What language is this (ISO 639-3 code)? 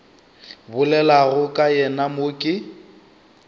nso